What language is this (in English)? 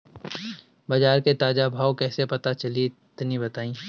Bhojpuri